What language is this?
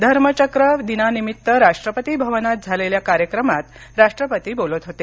Marathi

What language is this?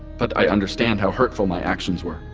English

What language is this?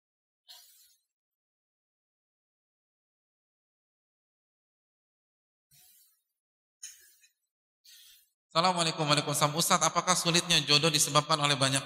Indonesian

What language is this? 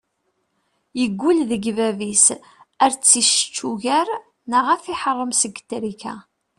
Kabyle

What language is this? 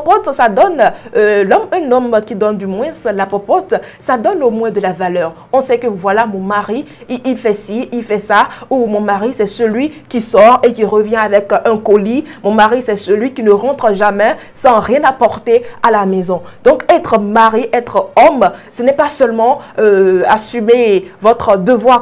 French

